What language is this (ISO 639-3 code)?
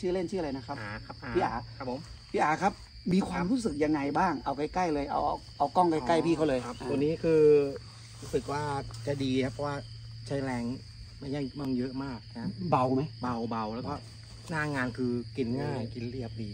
tha